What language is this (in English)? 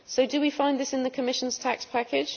English